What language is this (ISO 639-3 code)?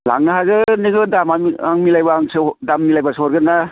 brx